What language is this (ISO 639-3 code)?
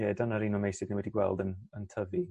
cym